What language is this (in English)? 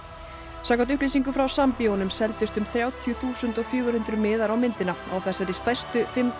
Icelandic